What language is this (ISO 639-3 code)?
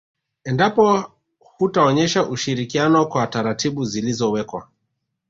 swa